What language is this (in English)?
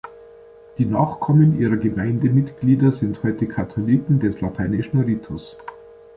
German